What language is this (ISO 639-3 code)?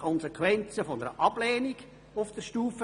gsw